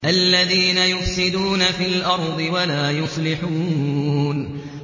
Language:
Arabic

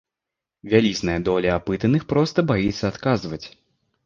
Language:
Belarusian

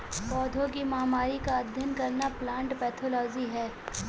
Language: Hindi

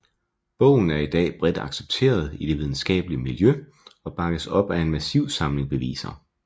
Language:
Danish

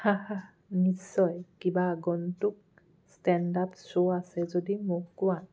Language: Assamese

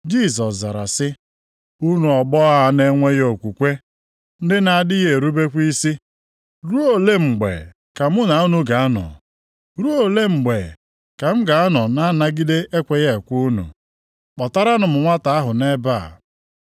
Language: Igbo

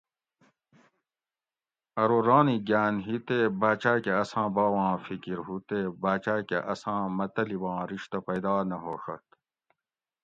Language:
Gawri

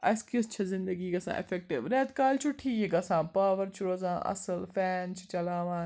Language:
Kashmiri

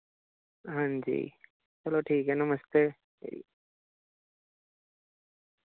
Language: Dogri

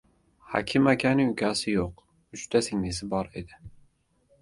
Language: Uzbek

